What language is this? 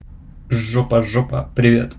Russian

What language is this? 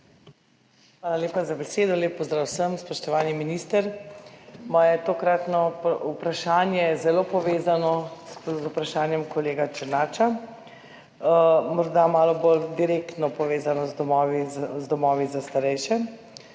Slovenian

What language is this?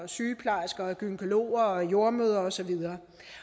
Danish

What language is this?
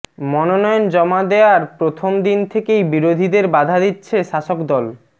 Bangla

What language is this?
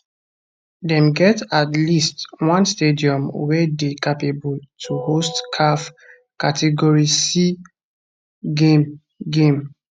Nigerian Pidgin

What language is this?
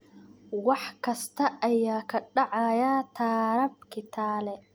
Somali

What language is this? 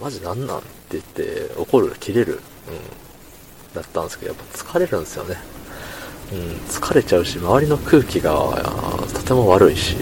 Japanese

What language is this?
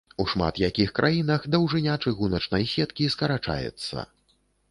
Belarusian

